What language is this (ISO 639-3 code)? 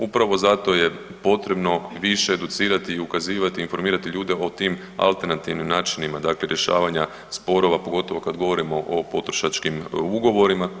hrv